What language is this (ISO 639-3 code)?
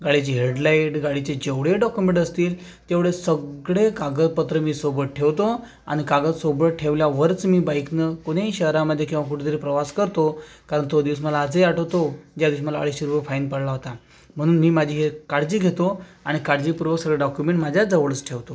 mar